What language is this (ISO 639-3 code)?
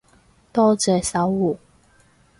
yue